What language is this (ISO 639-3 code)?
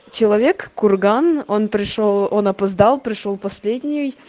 rus